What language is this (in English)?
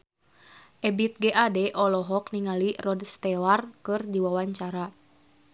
Sundanese